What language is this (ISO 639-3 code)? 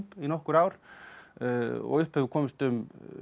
isl